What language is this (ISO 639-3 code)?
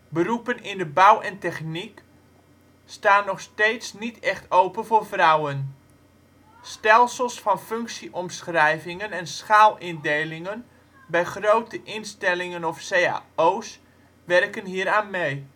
nld